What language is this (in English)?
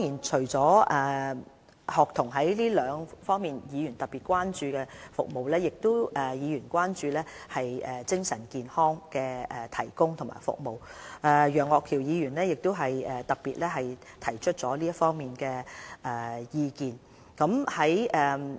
Cantonese